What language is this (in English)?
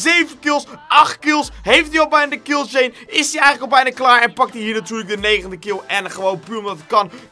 Dutch